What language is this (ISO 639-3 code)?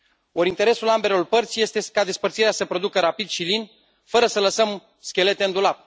ron